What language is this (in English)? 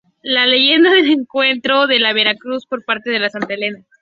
Spanish